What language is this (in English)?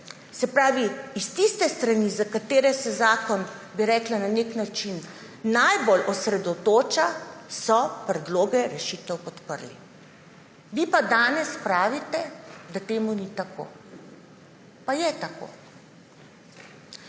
Slovenian